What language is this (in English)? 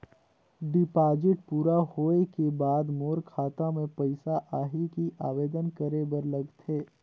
Chhattisgarhi